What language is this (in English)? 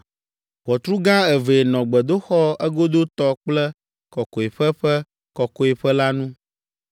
Ewe